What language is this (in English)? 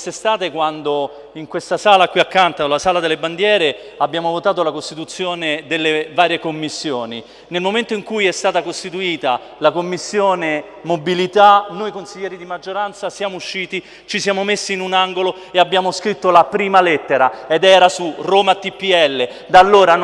Italian